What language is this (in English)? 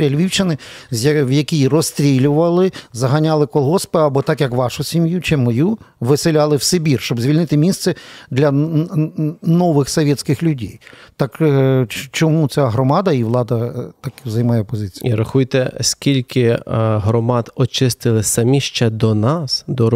Ukrainian